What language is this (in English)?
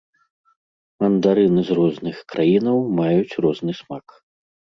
Belarusian